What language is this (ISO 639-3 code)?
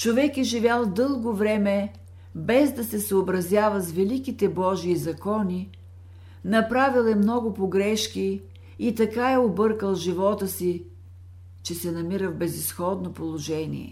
bul